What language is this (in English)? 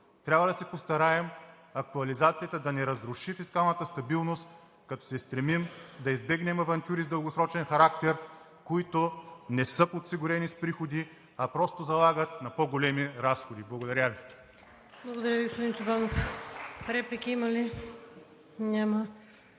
Bulgarian